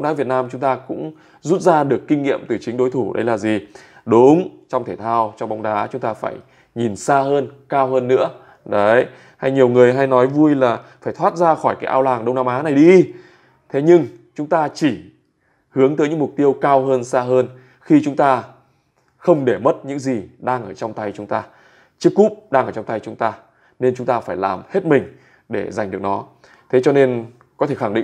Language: Vietnamese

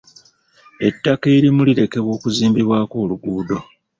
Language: Ganda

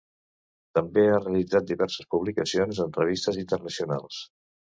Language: Catalan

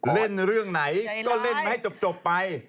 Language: Thai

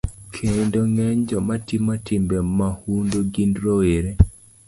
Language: Luo (Kenya and Tanzania)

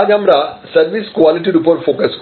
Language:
Bangla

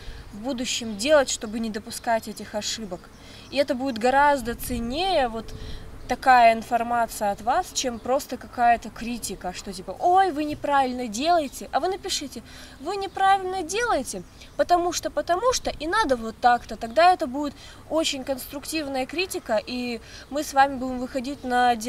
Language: Russian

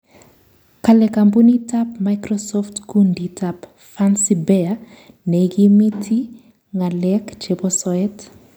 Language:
Kalenjin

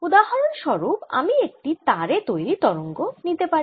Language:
Bangla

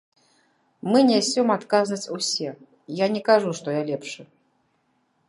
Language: Belarusian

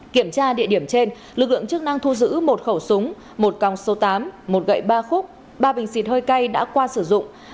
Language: Vietnamese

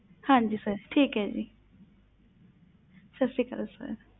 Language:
Punjabi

